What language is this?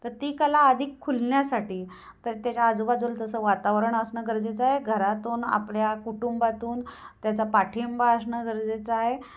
Marathi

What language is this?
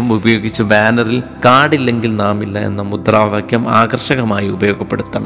Malayalam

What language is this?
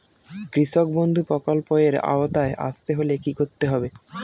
Bangla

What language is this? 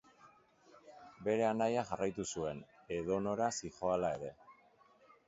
Basque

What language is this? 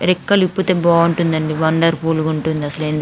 Telugu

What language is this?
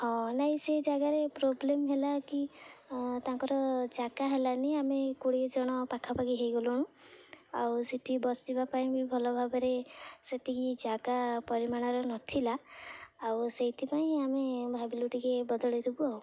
Odia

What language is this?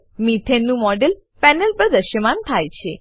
Gujarati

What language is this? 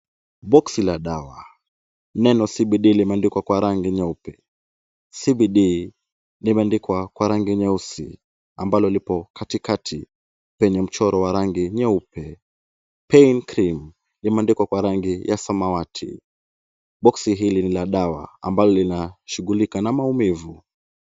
Swahili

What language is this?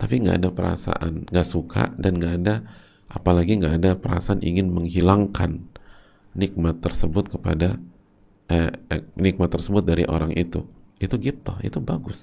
Indonesian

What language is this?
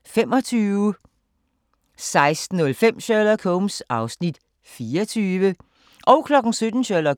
Danish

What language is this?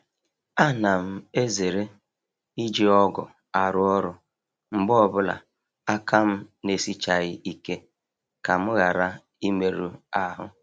Igbo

